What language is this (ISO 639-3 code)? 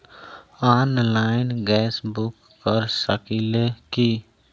bho